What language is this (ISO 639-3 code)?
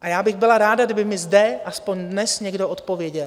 ces